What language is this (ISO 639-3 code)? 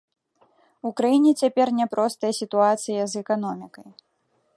bel